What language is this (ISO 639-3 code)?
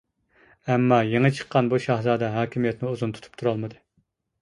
uig